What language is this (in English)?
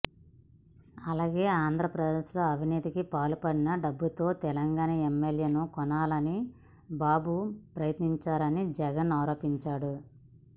Telugu